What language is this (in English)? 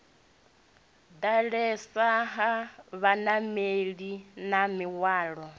Venda